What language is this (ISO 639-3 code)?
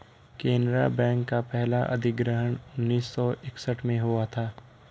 hin